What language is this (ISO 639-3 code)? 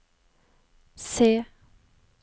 nor